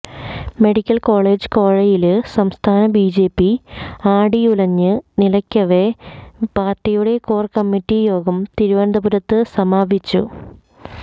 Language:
Malayalam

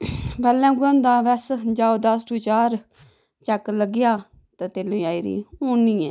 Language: Dogri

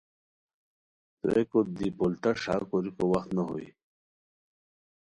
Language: Khowar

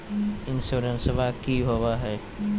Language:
Magahi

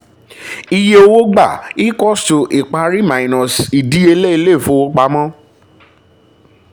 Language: Yoruba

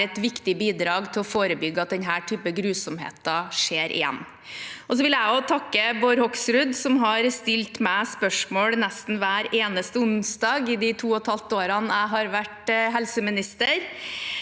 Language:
Norwegian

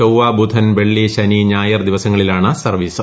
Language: Malayalam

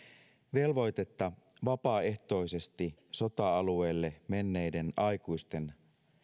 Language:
Finnish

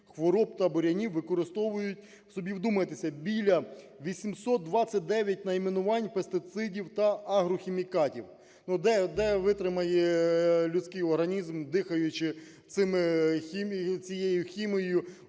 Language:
Ukrainian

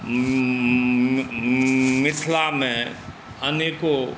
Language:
Maithili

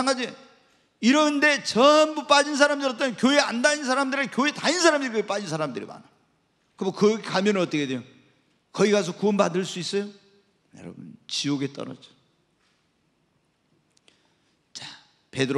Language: Korean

